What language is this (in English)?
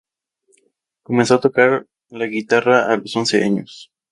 Spanish